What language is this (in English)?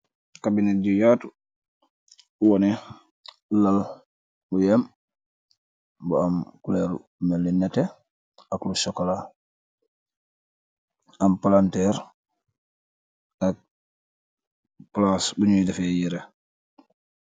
Wolof